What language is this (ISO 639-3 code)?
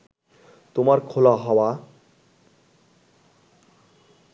ben